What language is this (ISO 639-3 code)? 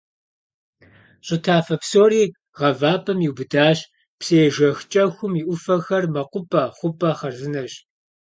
kbd